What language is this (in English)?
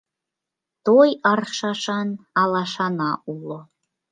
Mari